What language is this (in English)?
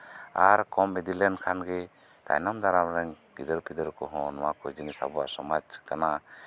Santali